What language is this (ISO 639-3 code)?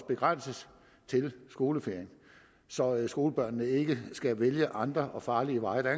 dan